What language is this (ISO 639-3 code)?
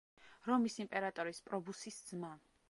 kat